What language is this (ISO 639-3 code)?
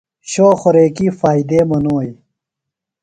phl